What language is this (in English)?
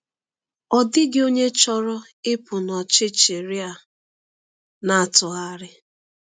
Igbo